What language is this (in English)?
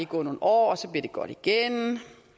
Danish